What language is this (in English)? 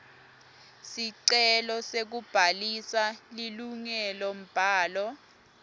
Swati